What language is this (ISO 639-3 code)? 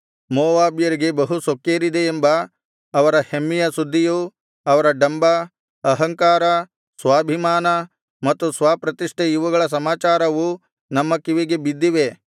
kan